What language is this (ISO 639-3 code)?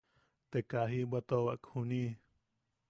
yaq